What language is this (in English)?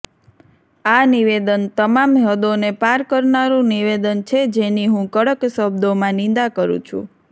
Gujarati